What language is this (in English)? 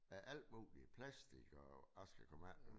Danish